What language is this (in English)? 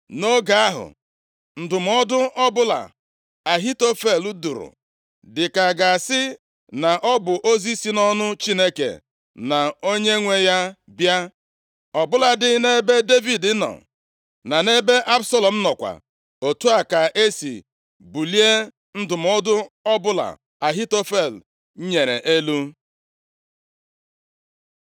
Igbo